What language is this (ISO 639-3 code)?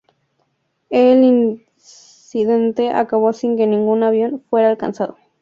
spa